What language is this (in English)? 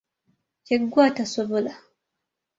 Ganda